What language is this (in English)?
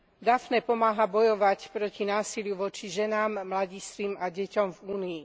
Slovak